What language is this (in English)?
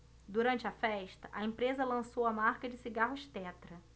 Portuguese